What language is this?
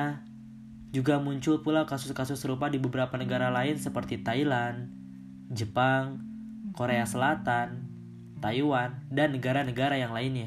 Indonesian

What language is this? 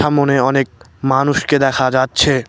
Bangla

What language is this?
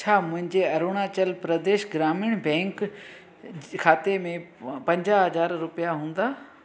Sindhi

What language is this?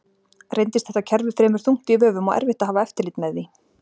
Icelandic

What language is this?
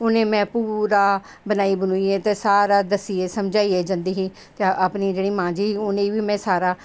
Dogri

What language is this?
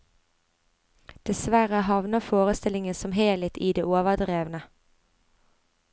Norwegian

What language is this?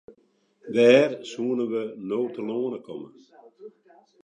Western Frisian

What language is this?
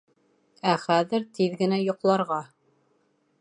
Bashkir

